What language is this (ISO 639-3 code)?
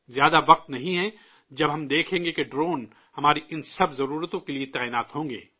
urd